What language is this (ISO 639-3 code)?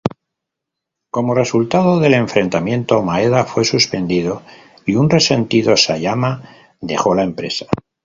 spa